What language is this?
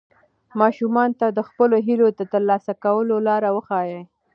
Pashto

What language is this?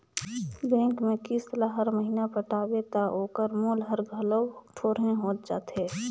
Chhattisgarhi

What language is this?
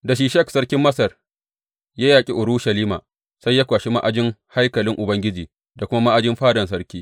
Hausa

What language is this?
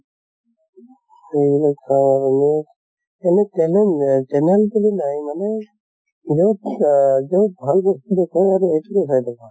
Assamese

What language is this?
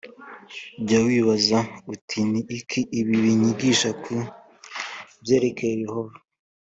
Kinyarwanda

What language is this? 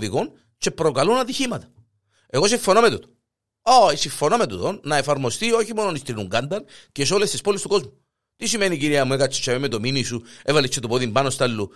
Greek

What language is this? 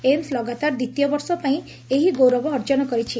Odia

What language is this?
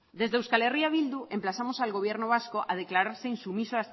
Spanish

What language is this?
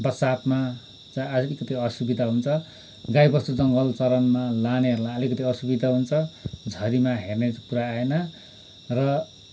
Nepali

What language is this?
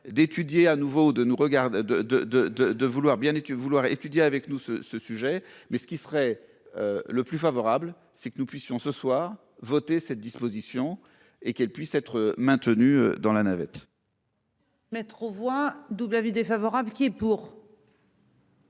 French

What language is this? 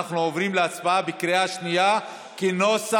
Hebrew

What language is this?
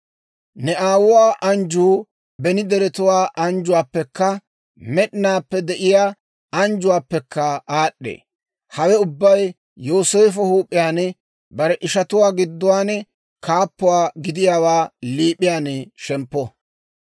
Dawro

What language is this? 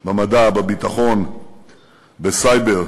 Hebrew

